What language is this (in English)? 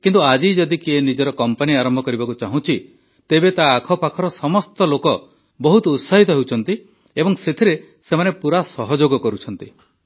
Odia